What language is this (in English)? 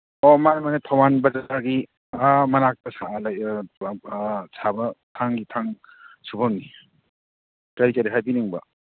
Manipuri